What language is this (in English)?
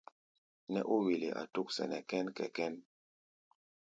Gbaya